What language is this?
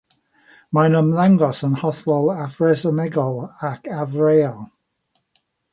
Welsh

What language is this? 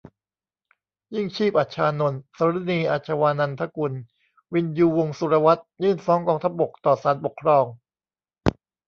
Thai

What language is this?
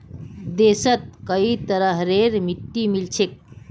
Magahi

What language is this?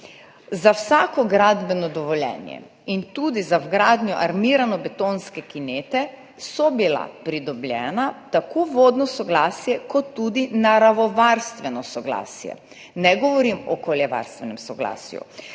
Slovenian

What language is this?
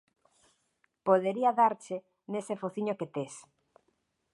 Galician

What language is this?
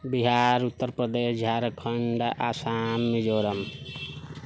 Maithili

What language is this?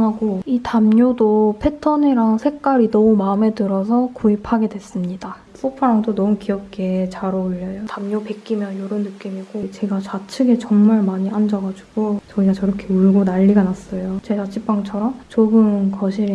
Korean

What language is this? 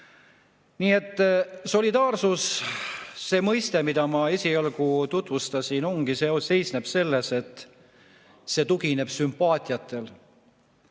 Estonian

